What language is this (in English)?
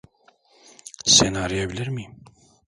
Turkish